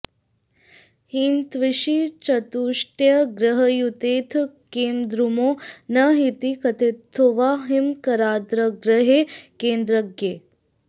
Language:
Sanskrit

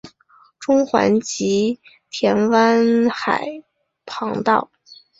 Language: Chinese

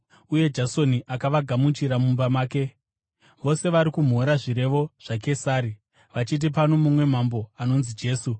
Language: Shona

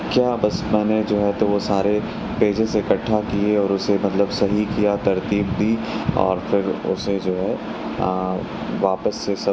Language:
Urdu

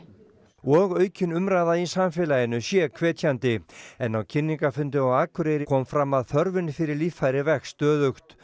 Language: Icelandic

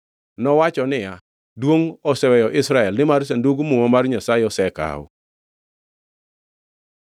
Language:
Luo (Kenya and Tanzania)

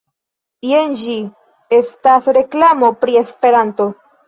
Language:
Esperanto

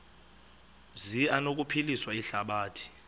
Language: Xhosa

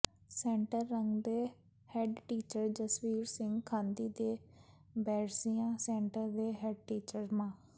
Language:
Punjabi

